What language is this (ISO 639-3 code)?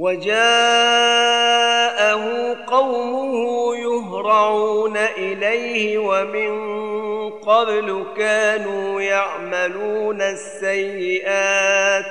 ara